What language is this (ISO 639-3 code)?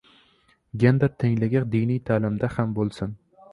uzb